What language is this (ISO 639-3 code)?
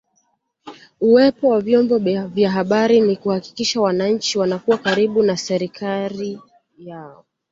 swa